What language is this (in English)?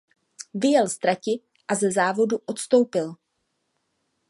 Czech